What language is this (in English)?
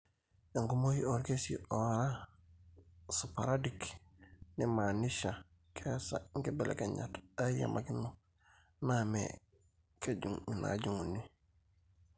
Masai